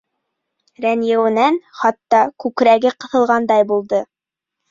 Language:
Bashkir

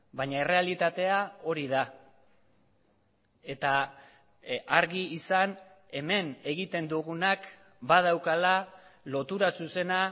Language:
Basque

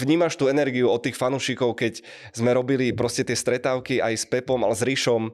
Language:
Czech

